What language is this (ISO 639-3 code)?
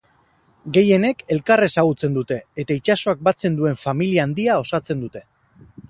eus